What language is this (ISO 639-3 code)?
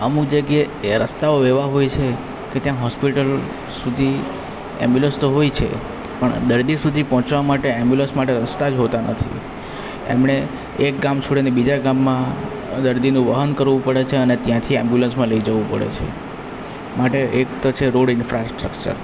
guj